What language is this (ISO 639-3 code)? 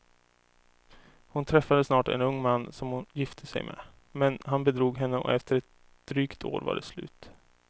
swe